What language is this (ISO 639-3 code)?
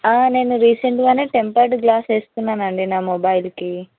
tel